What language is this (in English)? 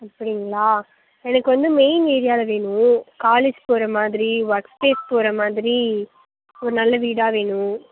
Tamil